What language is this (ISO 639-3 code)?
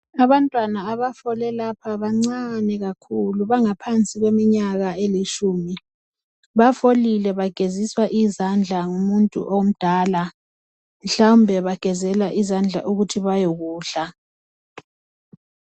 nde